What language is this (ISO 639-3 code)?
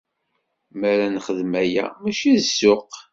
kab